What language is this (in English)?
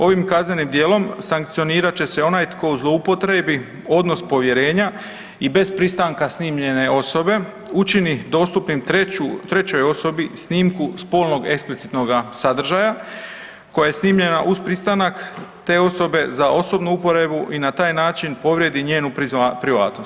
Croatian